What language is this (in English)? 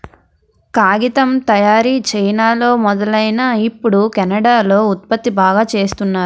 Telugu